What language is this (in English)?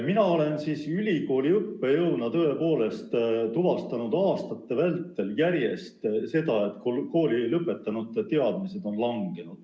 Estonian